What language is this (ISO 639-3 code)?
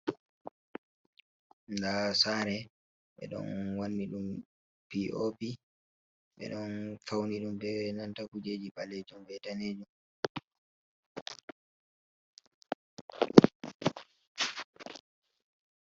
ful